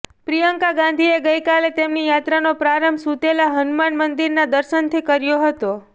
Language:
Gujarati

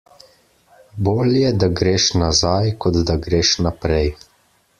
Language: Slovenian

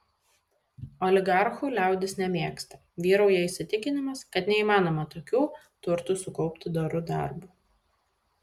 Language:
Lithuanian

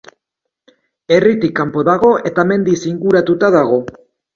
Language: Basque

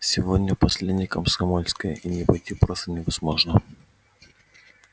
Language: Russian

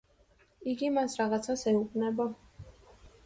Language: Georgian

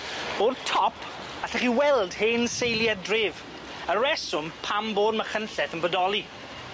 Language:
Welsh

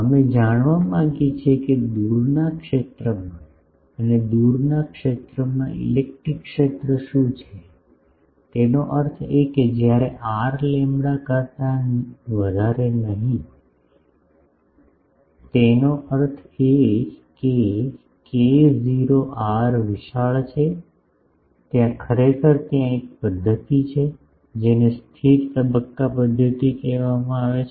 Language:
Gujarati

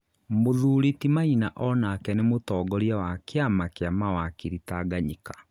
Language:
Kikuyu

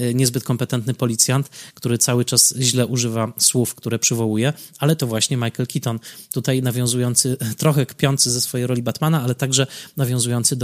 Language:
Polish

